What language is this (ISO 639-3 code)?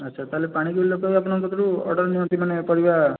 ori